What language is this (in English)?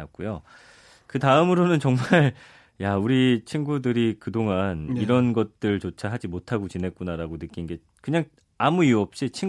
Korean